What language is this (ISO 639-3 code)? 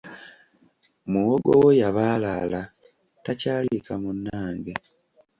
lug